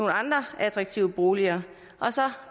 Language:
Danish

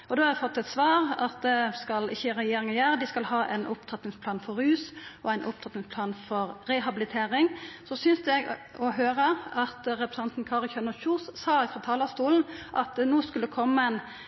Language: Norwegian Nynorsk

